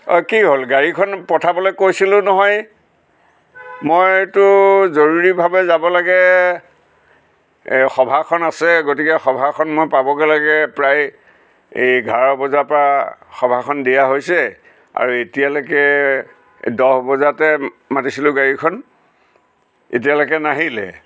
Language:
Assamese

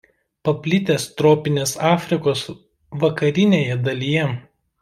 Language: Lithuanian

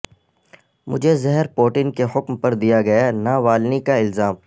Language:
Urdu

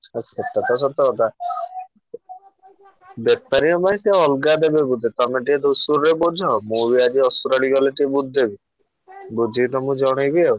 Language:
Odia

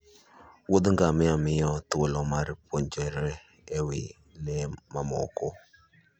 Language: Luo (Kenya and Tanzania)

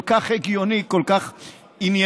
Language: Hebrew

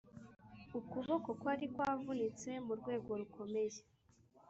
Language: Kinyarwanda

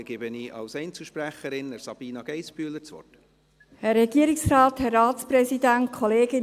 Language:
Swiss German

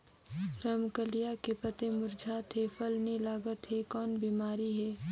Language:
Chhattisgarhi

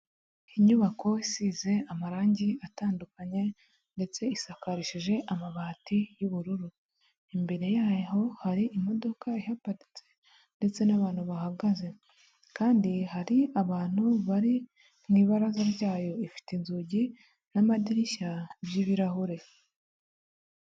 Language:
Kinyarwanda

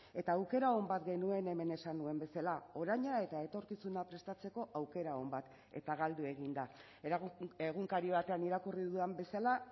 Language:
Basque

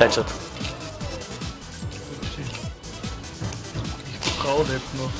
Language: German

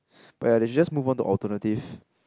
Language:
English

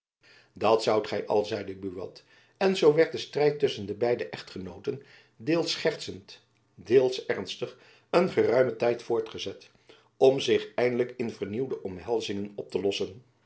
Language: Dutch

